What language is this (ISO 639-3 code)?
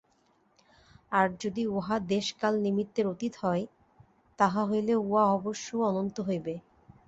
ben